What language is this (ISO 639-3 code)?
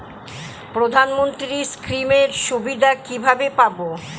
ben